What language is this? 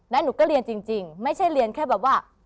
Thai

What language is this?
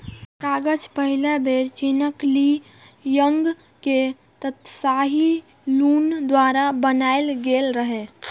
Maithili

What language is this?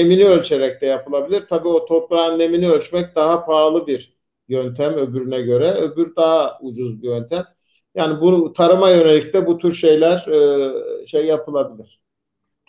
Turkish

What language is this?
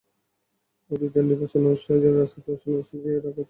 Bangla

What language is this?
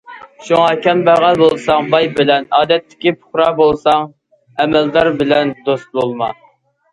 Uyghur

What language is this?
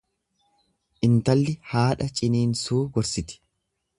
Oromo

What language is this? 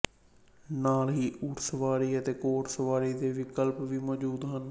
Punjabi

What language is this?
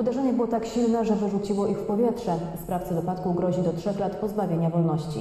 Polish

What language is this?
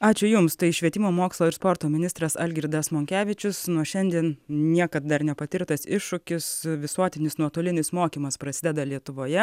Lithuanian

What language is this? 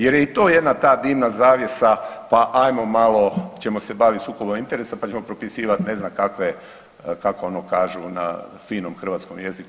Croatian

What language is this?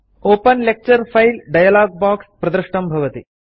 Sanskrit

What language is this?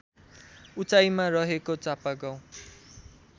Nepali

